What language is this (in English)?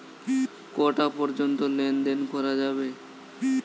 Bangla